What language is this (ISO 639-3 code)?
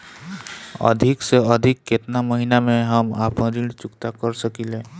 bho